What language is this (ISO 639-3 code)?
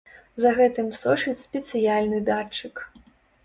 bel